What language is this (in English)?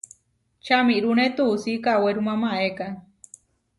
Huarijio